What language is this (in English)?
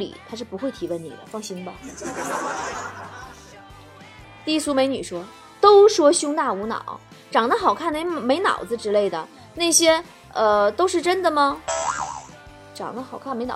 Chinese